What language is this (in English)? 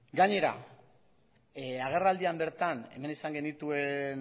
Basque